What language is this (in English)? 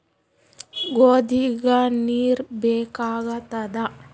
Kannada